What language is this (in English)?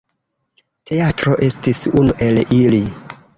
Esperanto